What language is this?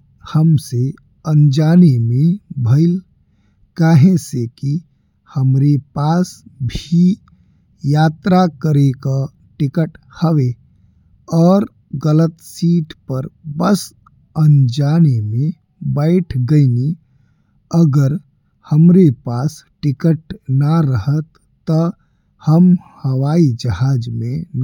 Bhojpuri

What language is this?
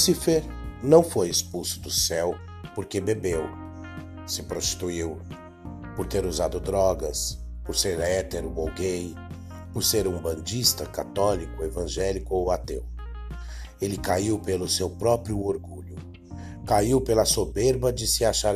Portuguese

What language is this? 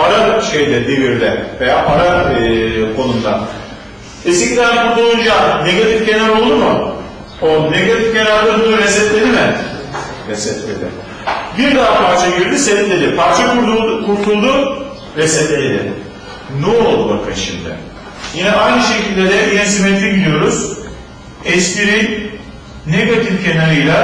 Turkish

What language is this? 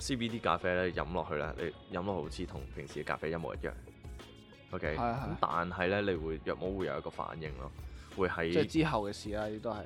Chinese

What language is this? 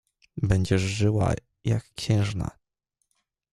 Polish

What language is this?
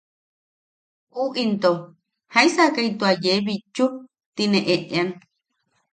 Yaqui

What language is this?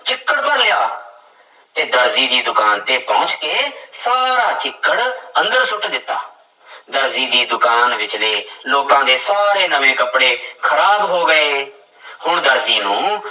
Punjabi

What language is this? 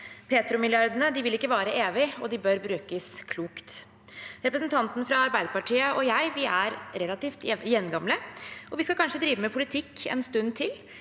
Norwegian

